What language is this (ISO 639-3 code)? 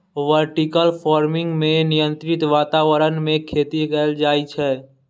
mai